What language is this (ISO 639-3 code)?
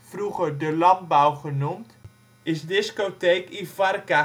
nld